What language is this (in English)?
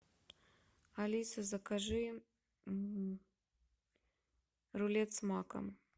Russian